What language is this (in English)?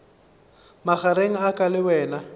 Northern Sotho